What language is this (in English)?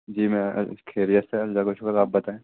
Urdu